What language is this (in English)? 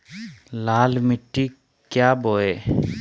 Magahi